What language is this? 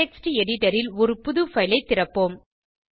Tamil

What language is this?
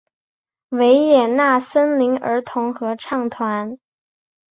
Chinese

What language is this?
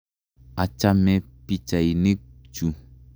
Kalenjin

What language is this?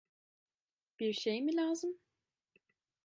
Turkish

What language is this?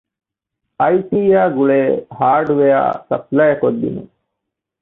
Divehi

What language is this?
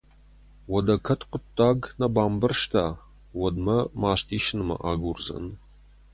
Ossetic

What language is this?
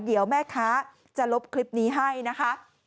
Thai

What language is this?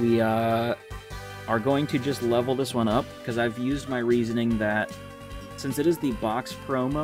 English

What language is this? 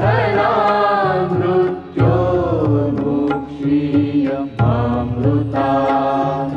Romanian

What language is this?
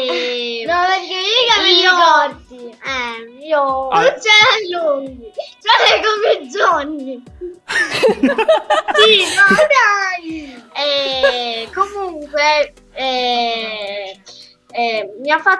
Italian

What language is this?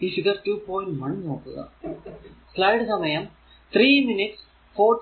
Malayalam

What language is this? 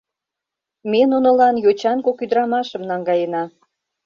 Mari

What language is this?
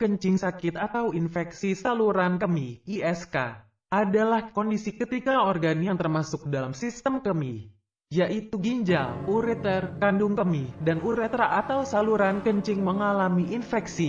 Indonesian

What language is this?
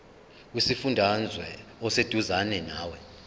Zulu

